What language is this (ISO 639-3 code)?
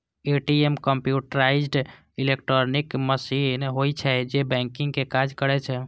mai